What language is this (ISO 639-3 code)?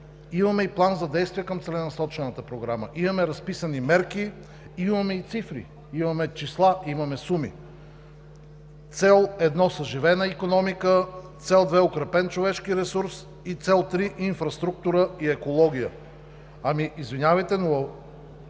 bul